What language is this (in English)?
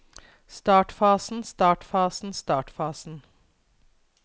Norwegian